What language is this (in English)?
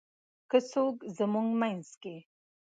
Pashto